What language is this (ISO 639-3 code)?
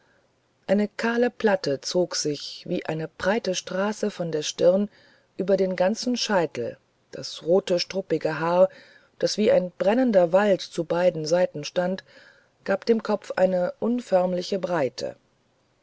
deu